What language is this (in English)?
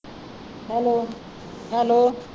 Punjabi